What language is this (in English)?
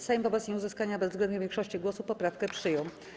Polish